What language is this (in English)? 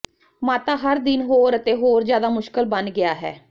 Punjabi